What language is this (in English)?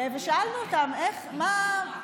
Hebrew